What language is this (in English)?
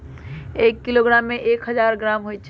Magahi